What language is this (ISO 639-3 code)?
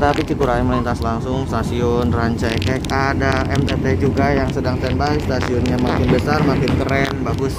ind